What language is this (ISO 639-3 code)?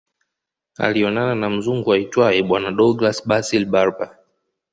swa